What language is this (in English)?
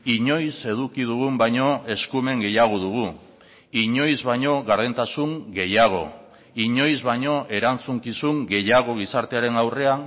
Basque